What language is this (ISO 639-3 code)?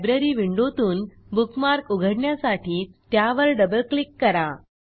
mar